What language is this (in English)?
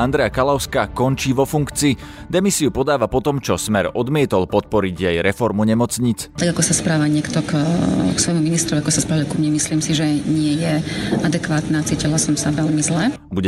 Slovak